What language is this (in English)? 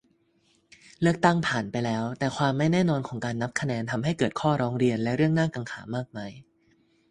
Thai